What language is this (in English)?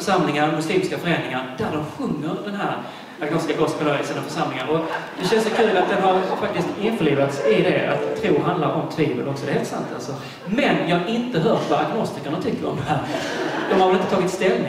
Swedish